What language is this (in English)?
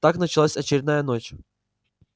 Russian